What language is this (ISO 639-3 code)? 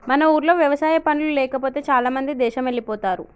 tel